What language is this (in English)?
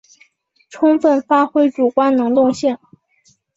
Chinese